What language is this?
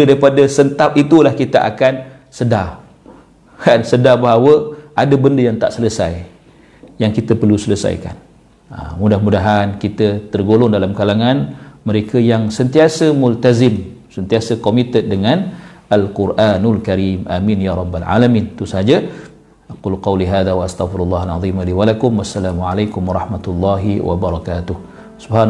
Malay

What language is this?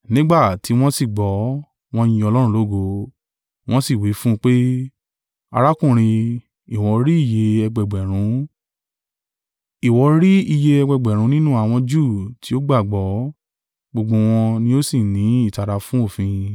Yoruba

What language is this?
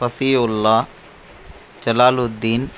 Tamil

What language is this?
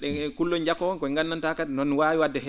Fula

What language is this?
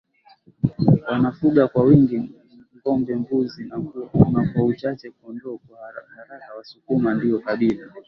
Swahili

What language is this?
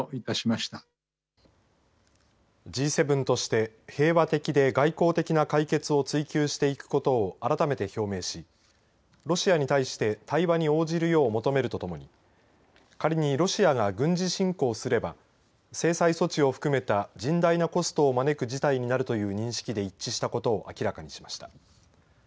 Japanese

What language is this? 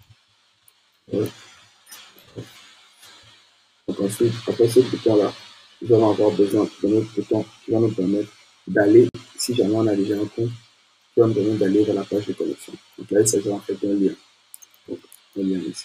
French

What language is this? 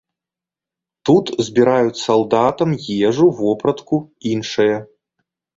Belarusian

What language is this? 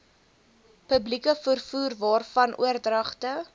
Afrikaans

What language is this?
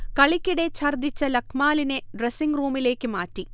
Malayalam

